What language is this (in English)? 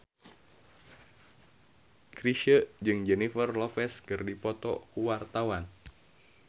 Sundanese